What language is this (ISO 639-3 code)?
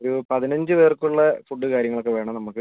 mal